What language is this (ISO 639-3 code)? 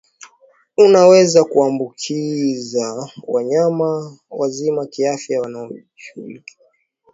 swa